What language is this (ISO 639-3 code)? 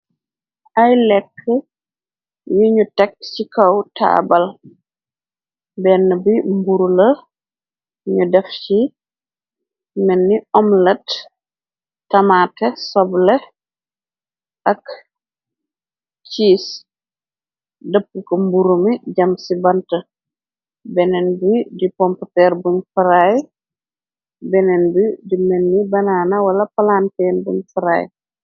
wol